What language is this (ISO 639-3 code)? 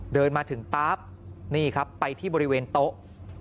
tha